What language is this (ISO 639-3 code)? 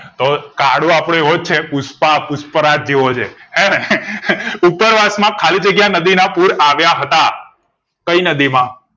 guj